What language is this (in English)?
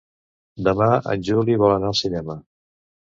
Catalan